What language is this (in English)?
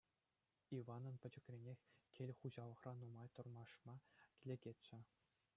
Chuvash